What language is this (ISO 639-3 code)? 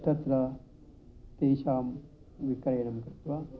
san